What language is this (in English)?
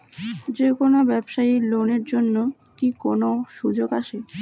Bangla